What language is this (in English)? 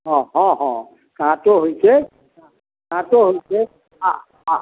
Maithili